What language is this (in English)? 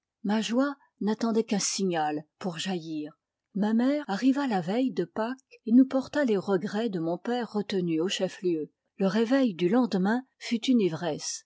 French